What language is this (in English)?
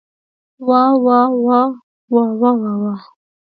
Pashto